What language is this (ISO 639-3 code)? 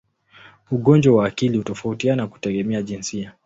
swa